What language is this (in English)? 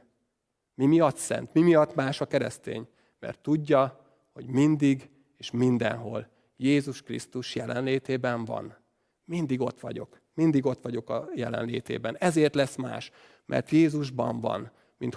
Hungarian